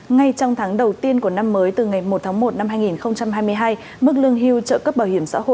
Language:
Vietnamese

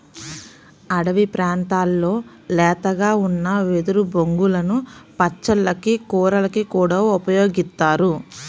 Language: Telugu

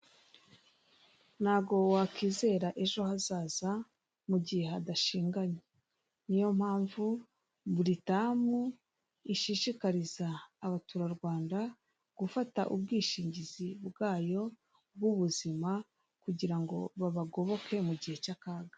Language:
Kinyarwanda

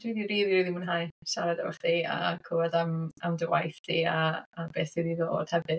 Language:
Welsh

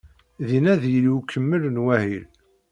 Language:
Kabyle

